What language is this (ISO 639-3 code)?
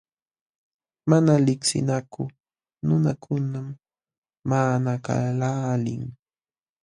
qxw